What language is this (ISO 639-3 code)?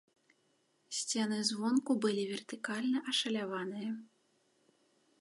bel